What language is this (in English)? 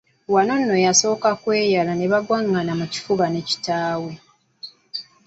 Ganda